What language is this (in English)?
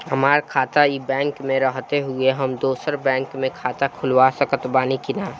Bhojpuri